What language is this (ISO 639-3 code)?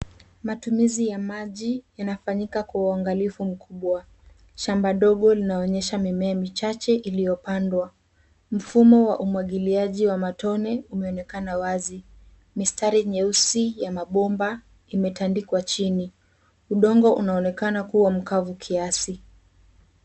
swa